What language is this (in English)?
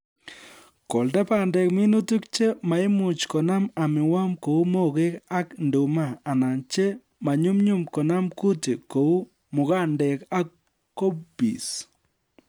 Kalenjin